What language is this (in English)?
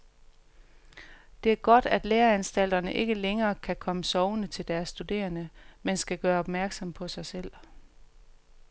Danish